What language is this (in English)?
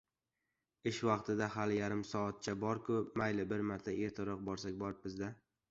Uzbek